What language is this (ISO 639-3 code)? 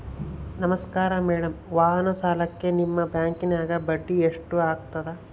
kan